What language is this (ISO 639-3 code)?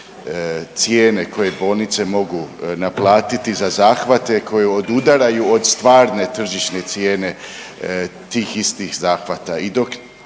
hrv